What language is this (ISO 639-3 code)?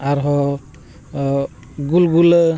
sat